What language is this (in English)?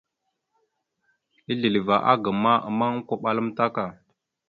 Mada (Cameroon)